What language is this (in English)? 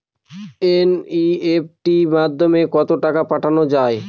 Bangla